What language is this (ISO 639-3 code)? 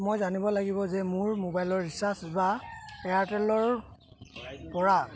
asm